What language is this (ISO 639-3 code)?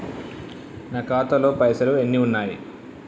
tel